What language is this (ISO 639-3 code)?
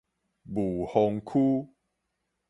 nan